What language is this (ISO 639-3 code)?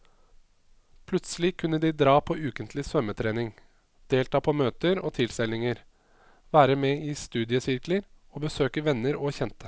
nor